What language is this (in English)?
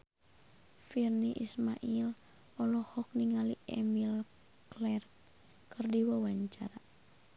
Sundanese